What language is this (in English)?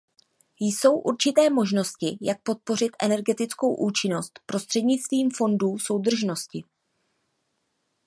Czech